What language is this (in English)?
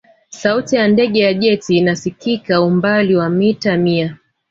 Swahili